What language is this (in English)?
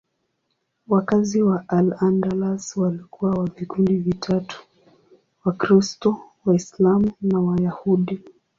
Swahili